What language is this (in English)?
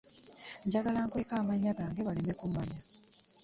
Ganda